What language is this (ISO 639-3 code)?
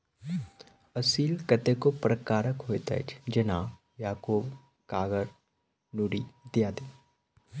mai